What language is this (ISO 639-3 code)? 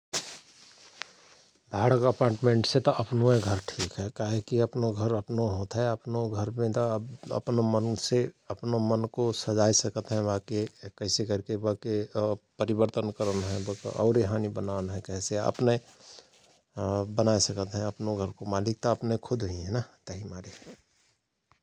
thr